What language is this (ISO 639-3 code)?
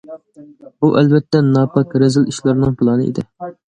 uig